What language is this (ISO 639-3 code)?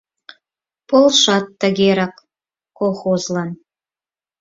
chm